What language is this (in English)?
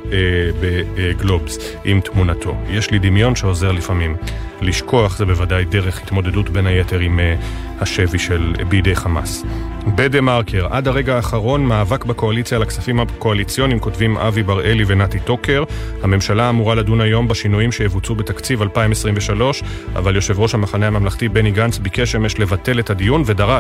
Hebrew